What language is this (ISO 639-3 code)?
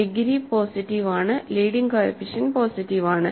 mal